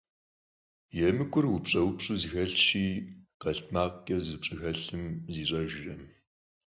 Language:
Kabardian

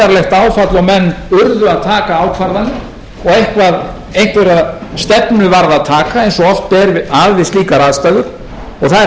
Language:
Icelandic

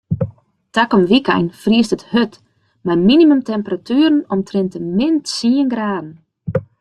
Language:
Western Frisian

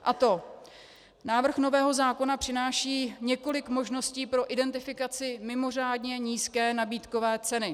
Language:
Czech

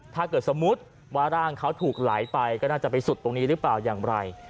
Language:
Thai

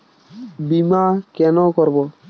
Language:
Bangla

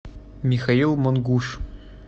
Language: Russian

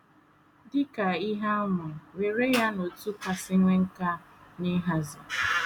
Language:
Igbo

